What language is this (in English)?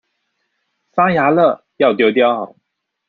Chinese